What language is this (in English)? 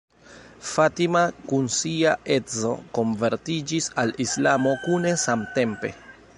Esperanto